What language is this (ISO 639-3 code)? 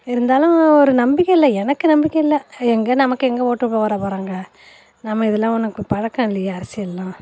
tam